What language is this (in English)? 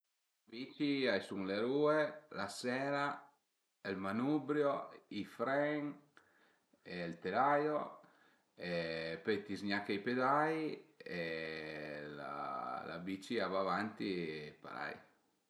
Piedmontese